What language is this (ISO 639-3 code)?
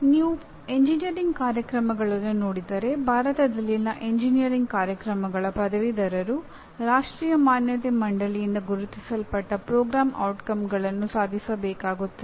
kan